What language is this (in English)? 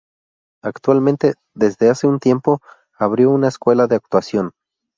Spanish